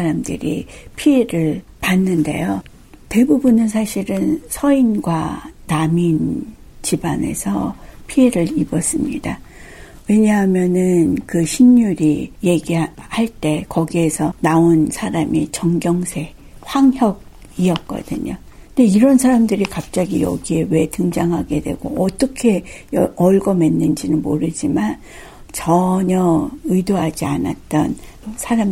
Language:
Korean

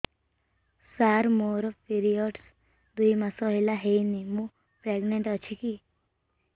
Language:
Odia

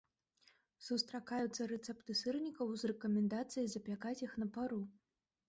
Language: Belarusian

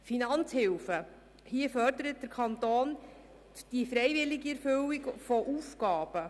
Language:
Swiss German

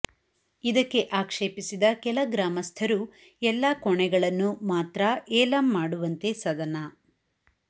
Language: Kannada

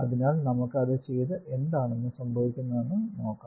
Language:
Malayalam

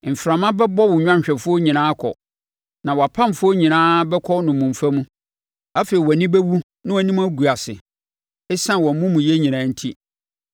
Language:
Akan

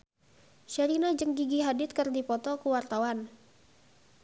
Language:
Sundanese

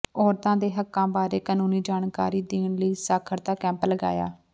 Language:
Punjabi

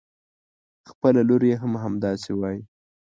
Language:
Pashto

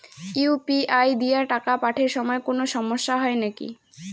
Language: Bangla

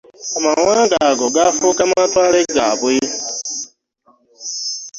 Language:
Ganda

